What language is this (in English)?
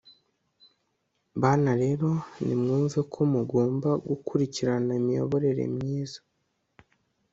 Kinyarwanda